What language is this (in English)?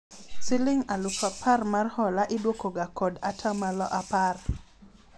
Luo (Kenya and Tanzania)